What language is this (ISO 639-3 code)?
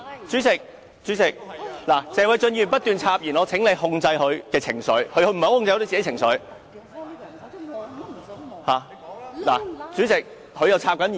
yue